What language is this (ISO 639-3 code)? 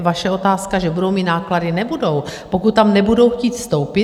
ces